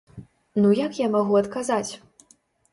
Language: Belarusian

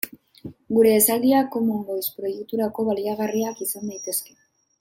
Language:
Basque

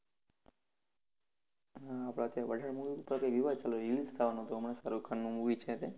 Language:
Gujarati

